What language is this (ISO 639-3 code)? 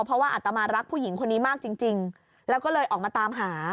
tha